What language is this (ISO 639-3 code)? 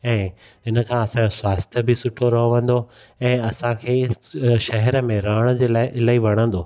snd